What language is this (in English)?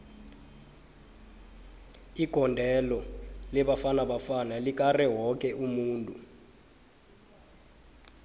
South Ndebele